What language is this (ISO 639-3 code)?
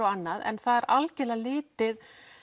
isl